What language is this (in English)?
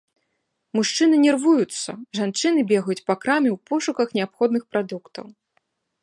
Belarusian